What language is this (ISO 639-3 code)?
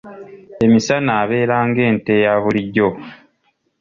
lug